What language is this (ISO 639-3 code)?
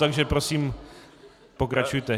ces